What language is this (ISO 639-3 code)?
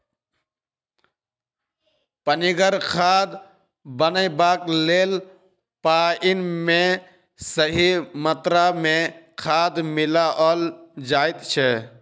mai